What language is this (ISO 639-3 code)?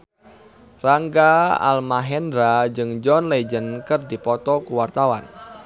sun